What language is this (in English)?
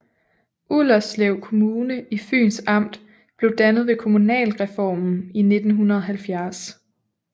Danish